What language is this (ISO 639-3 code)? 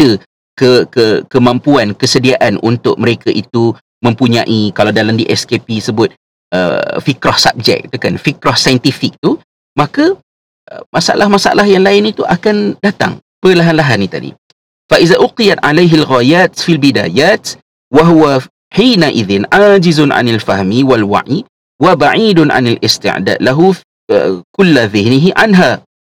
msa